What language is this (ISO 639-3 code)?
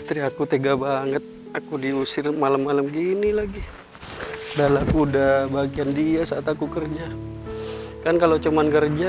ind